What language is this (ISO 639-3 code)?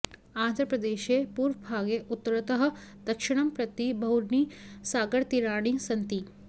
san